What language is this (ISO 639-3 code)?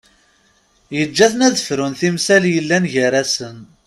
kab